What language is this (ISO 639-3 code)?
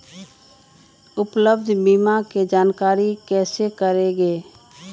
mag